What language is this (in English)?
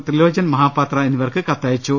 Malayalam